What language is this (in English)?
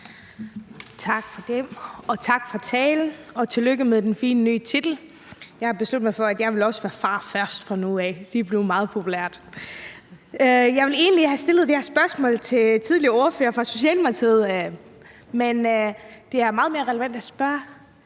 Danish